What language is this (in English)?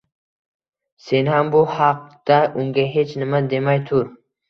Uzbek